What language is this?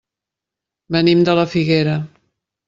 Catalan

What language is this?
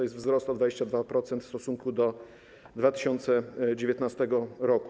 Polish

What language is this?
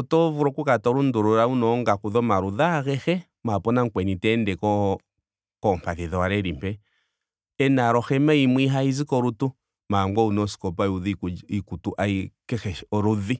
Ndonga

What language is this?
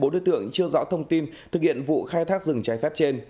Vietnamese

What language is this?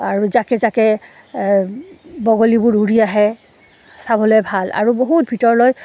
Assamese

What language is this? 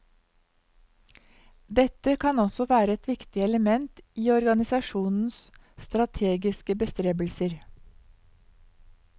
Norwegian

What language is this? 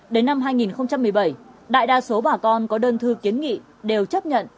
Vietnamese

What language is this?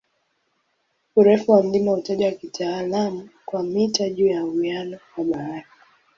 Swahili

